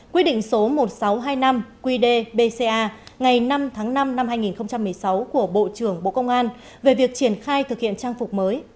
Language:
Vietnamese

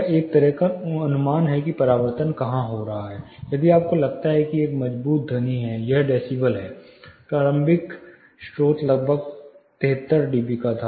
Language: Hindi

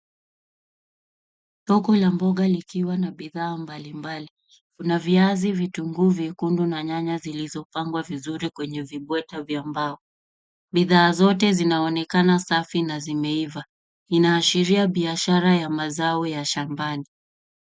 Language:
Swahili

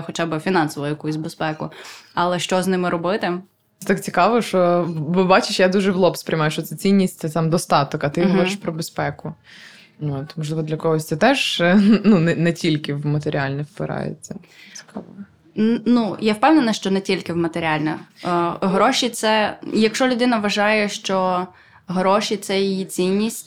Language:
Ukrainian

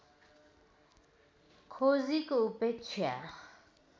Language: Nepali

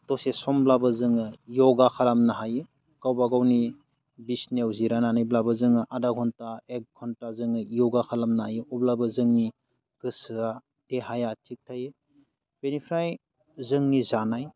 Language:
Bodo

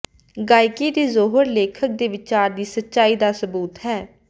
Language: Punjabi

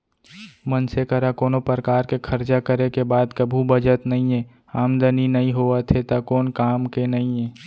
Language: Chhattisgarhi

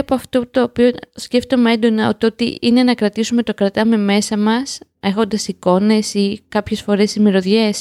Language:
Greek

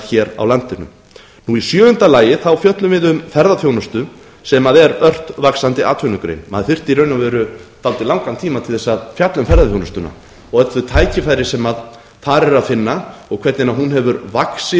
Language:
Icelandic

